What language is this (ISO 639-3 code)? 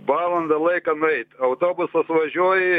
lit